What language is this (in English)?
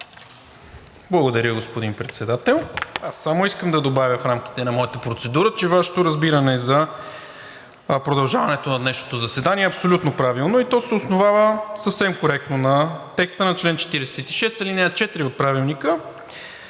Bulgarian